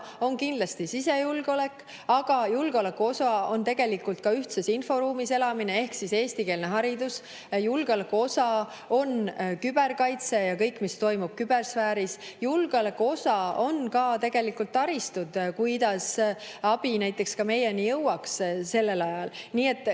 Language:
Estonian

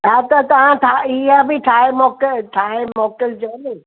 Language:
Sindhi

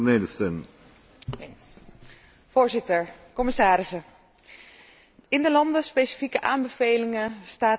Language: Dutch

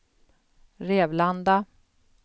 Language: Swedish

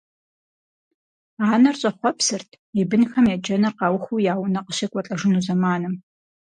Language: Kabardian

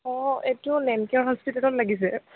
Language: Assamese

